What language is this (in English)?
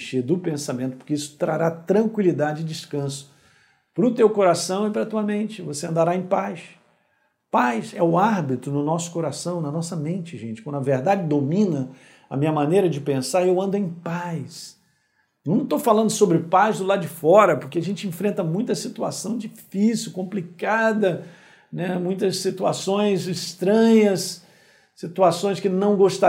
Portuguese